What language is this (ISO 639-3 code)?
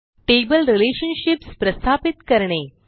mar